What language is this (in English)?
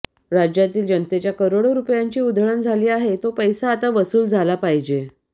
Marathi